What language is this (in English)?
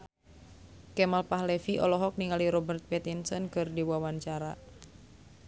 Sundanese